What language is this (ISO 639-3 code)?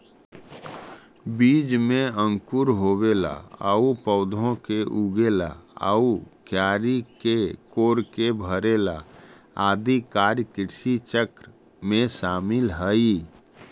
mag